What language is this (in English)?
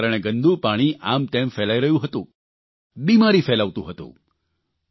Gujarati